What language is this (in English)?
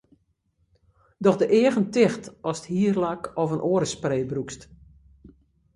Western Frisian